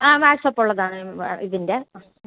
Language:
Malayalam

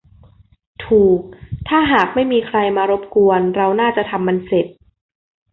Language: Thai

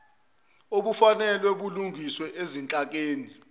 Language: Zulu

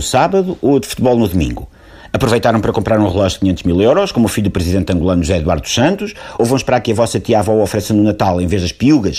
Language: Portuguese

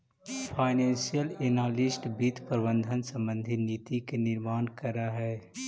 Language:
Magahi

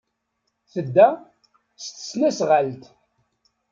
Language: Kabyle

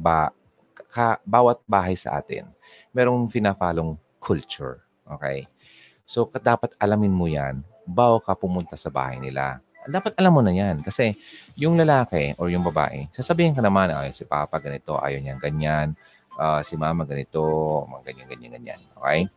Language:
Filipino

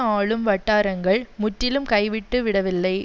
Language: Tamil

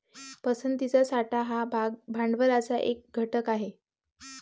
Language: Marathi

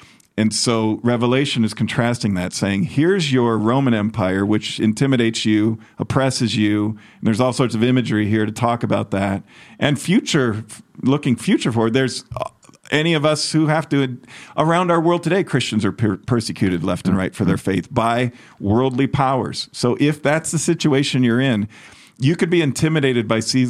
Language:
English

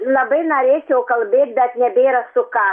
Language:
Lithuanian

